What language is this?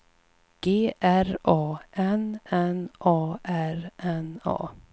Swedish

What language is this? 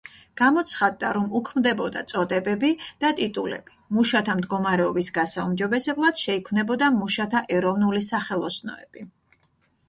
Georgian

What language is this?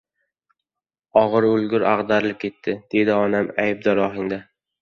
Uzbek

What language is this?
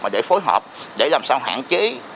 Vietnamese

